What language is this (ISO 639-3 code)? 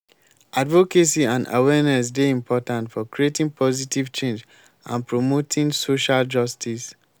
pcm